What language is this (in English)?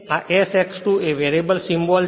Gujarati